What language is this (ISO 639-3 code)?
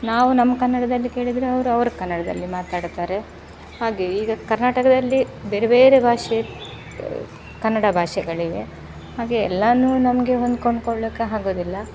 kan